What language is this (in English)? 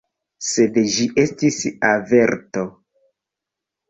Esperanto